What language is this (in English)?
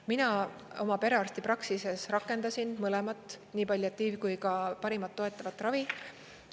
Estonian